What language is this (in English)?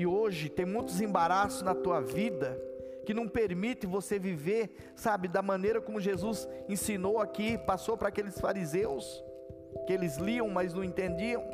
Portuguese